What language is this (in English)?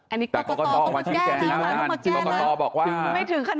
Thai